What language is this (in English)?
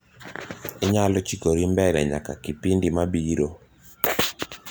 Luo (Kenya and Tanzania)